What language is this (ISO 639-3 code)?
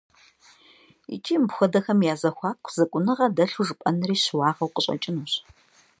kbd